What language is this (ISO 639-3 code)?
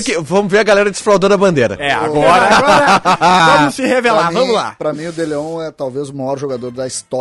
por